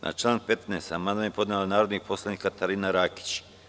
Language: Serbian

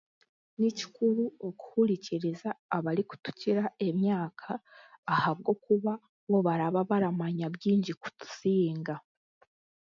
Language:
Chiga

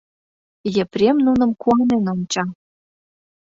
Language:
Mari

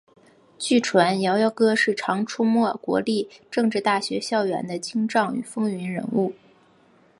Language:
Chinese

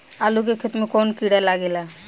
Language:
Bhojpuri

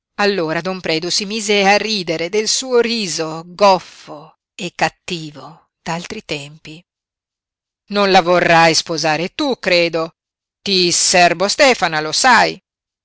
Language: Italian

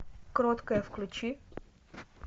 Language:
Russian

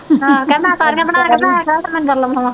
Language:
Punjabi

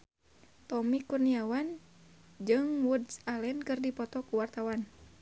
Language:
Sundanese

